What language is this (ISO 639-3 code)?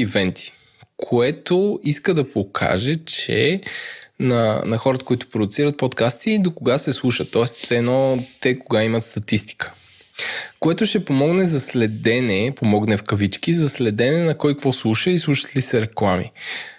bul